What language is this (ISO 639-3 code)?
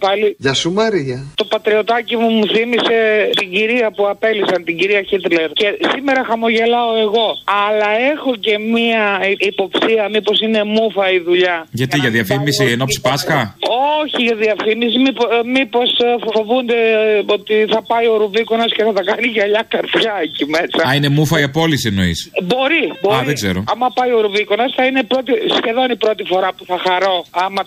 ell